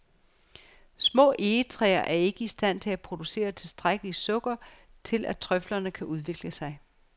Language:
Danish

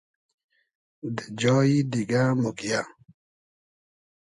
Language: Hazaragi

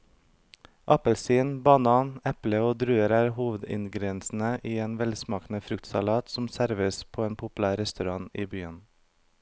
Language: Norwegian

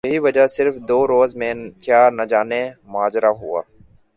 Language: Urdu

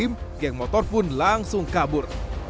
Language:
Indonesian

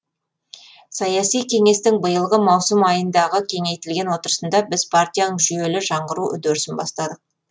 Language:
Kazakh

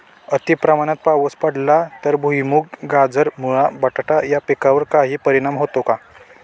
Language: Marathi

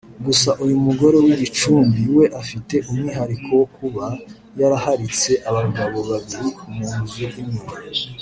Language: Kinyarwanda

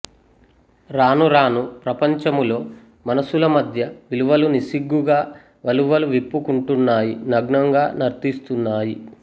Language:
Telugu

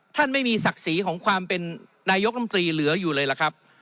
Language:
Thai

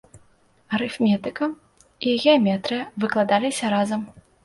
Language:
Belarusian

